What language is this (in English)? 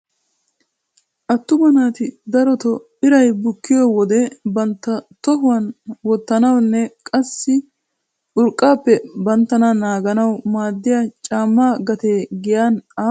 Wolaytta